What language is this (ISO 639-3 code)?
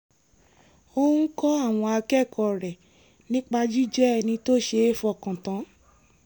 yor